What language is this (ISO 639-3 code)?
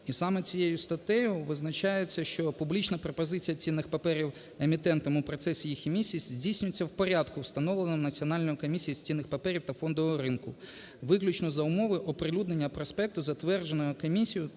ukr